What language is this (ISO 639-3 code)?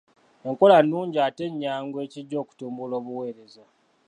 lug